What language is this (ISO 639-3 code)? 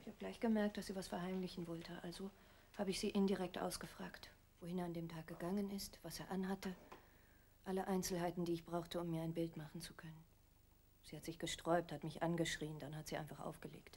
deu